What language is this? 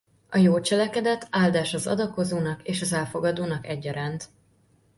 Hungarian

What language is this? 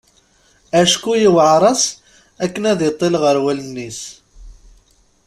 Kabyle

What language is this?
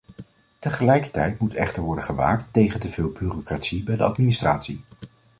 Dutch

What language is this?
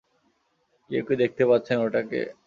Bangla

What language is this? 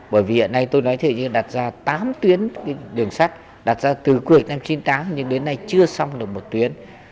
Vietnamese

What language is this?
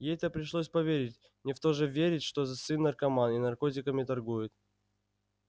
Russian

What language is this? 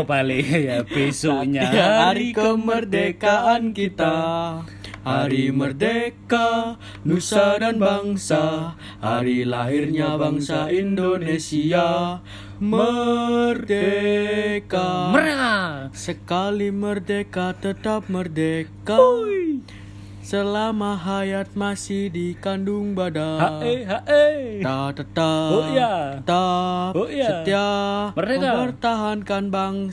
Indonesian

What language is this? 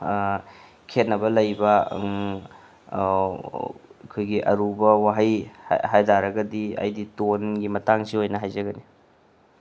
Manipuri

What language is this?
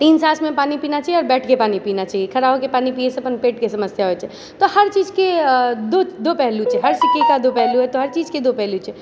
Maithili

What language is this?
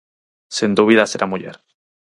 Galician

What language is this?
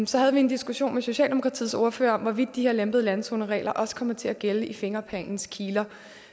Danish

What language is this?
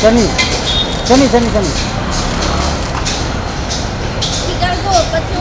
Romanian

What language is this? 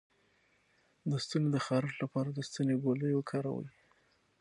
Pashto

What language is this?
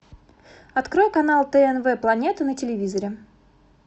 Russian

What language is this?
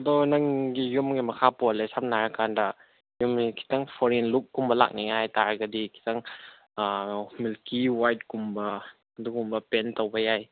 Manipuri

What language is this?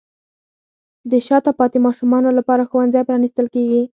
Pashto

